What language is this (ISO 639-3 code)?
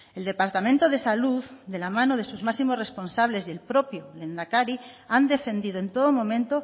spa